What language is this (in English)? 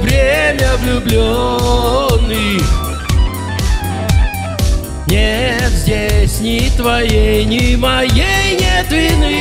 Russian